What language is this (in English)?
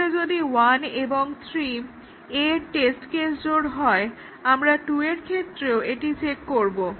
Bangla